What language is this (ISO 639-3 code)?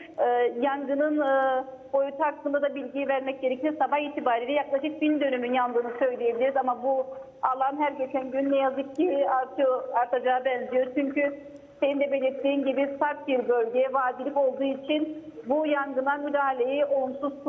tur